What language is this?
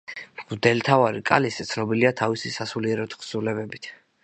Georgian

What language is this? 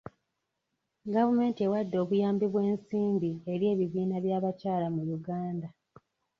Ganda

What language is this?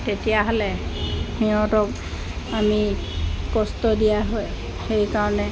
Assamese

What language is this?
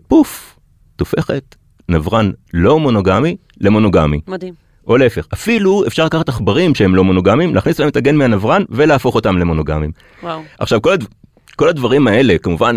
Hebrew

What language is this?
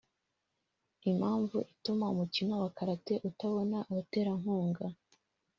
Kinyarwanda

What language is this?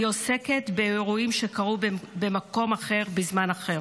Hebrew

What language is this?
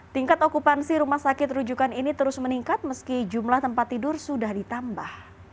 Indonesian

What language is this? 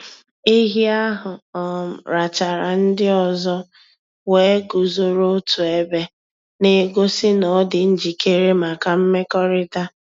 Igbo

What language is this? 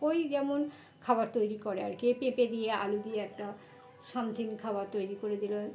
Bangla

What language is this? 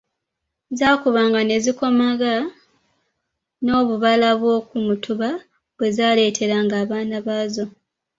Ganda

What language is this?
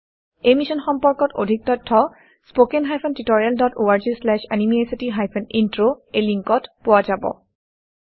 Assamese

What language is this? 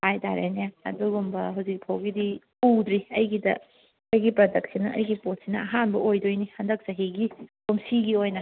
Manipuri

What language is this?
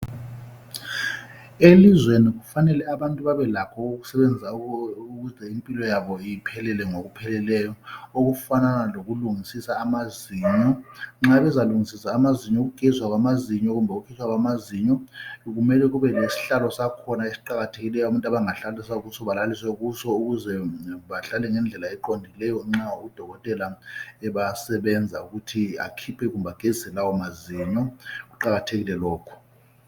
North Ndebele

